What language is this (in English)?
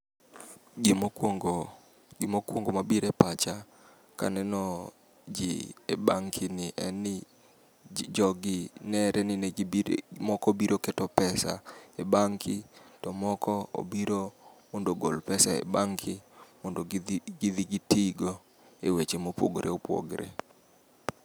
Luo (Kenya and Tanzania)